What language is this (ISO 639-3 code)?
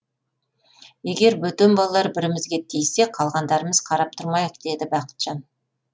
kaz